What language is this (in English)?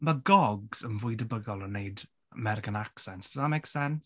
Welsh